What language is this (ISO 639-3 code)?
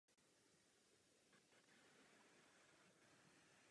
ces